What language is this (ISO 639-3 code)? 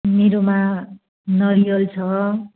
nep